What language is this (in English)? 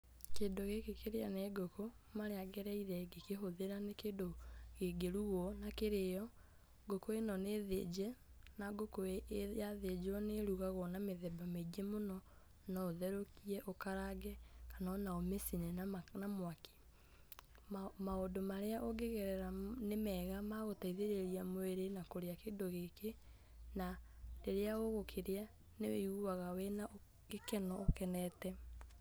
Kikuyu